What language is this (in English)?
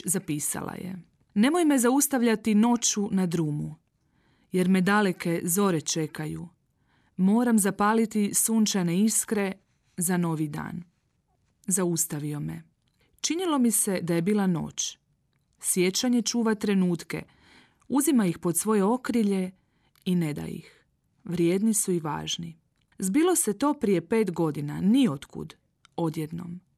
Croatian